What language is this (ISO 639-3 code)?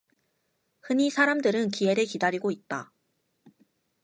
kor